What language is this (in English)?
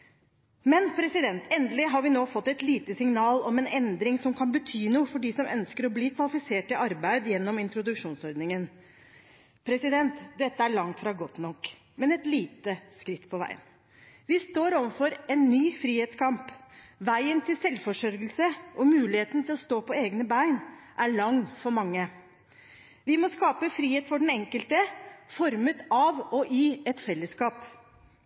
Norwegian Bokmål